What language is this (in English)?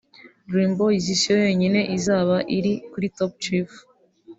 Kinyarwanda